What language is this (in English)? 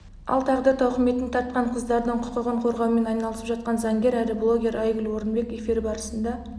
Kazakh